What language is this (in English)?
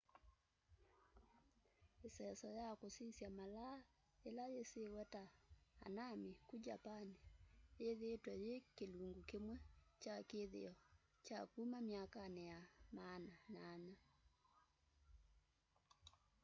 Kamba